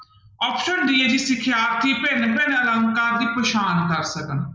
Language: Punjabi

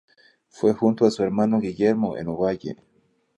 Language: Spanish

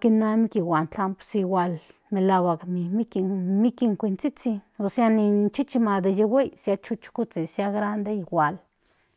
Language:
Central Nahuatl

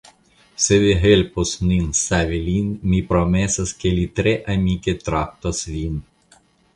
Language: Esperanto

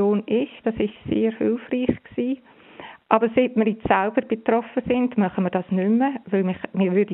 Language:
German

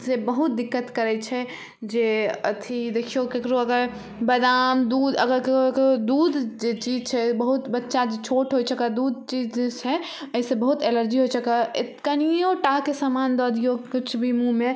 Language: Maithili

